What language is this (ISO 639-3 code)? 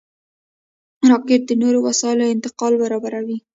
pus